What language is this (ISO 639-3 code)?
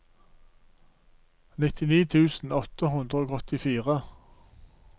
nor